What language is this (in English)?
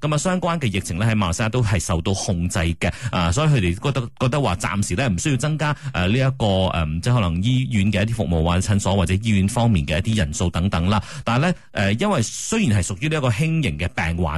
Chinese